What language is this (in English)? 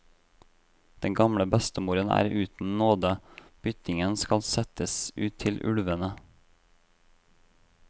Norwegian